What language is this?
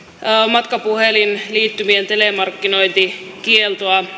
Finnish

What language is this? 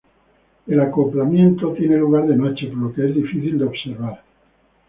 Spanish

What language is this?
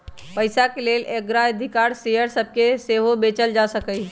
Magahi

